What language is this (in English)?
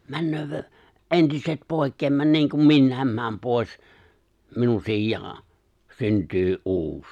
Finnish